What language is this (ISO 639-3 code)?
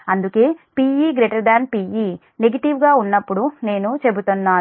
tel